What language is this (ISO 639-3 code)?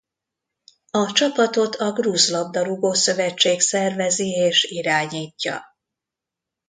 hun